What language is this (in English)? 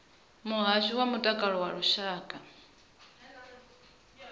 Venda